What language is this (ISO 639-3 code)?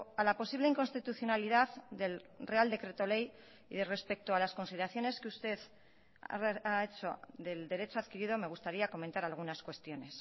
spa